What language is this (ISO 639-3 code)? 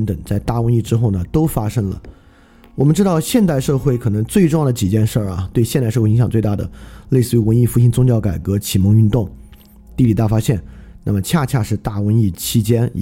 zho